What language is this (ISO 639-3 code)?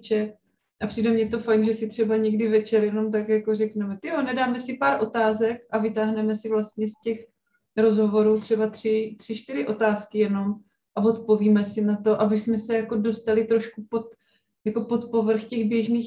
ces